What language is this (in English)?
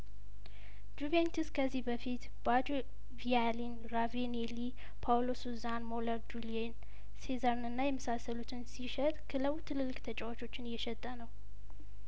Amharic